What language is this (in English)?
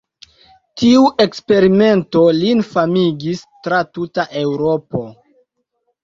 Esperanto